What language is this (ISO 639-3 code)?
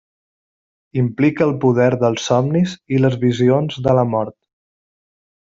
cat